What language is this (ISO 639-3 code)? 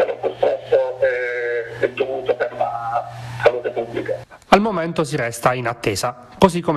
ita